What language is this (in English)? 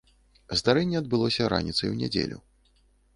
Belarusian